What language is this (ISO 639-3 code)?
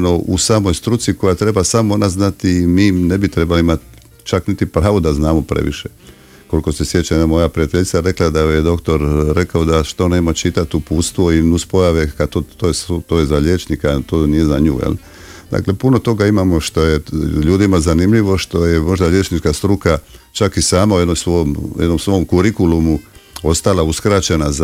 hrv